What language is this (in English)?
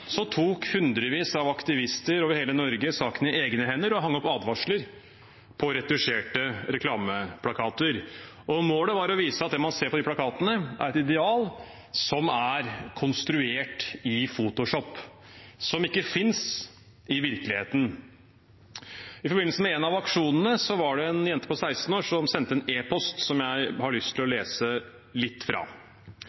Norwegian Bokmål